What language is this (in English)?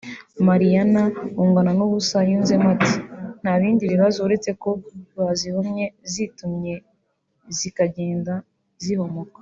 Kinyarwanda